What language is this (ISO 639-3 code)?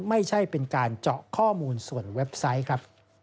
tha